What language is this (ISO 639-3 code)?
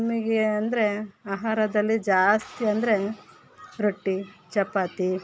kan